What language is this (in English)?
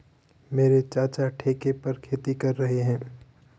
Hindi